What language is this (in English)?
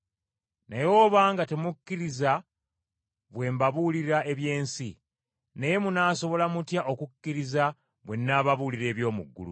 Ganda